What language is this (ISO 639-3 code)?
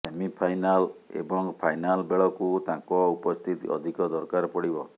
ori